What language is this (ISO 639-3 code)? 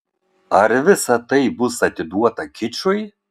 lit